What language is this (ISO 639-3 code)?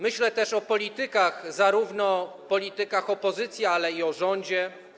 pol